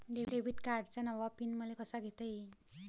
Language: Marathi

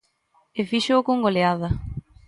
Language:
Galician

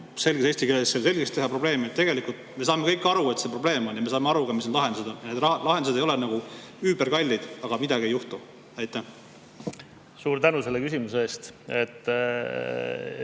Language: Estonian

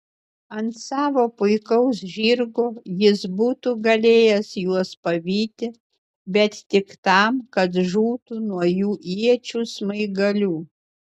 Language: Lithuanian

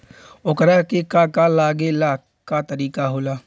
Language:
Bhojpuri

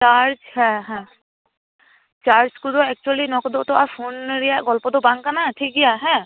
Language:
Santali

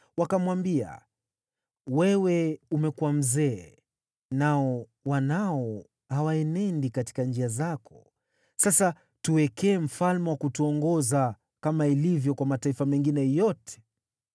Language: Swahili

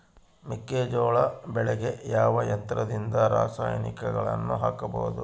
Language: Kannada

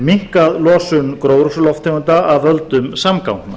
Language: Icelandic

